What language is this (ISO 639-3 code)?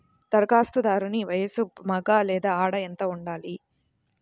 tel